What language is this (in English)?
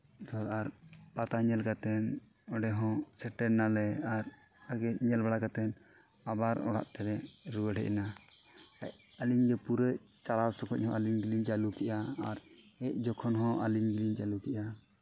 Santali